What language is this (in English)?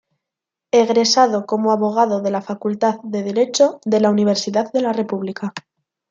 Spanish